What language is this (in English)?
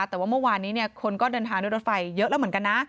Thai